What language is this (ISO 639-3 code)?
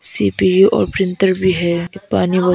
hin